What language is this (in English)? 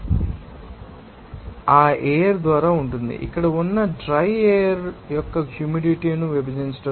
Telugu